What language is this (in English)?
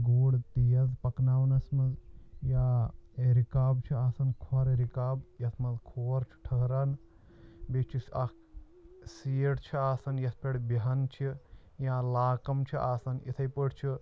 Kashmiri